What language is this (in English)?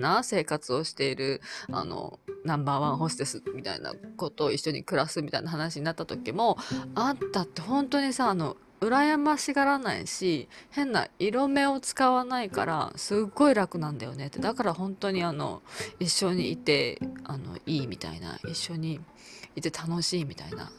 Japanese